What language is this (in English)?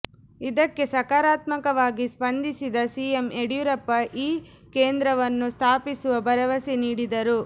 Kannada